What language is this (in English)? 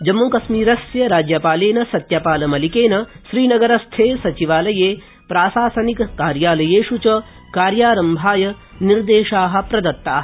Sanskrit